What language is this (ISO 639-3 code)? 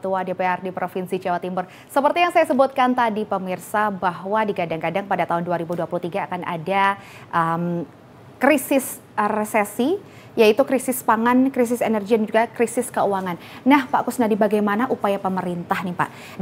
ind